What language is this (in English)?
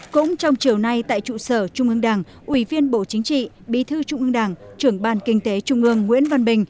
Vietnamese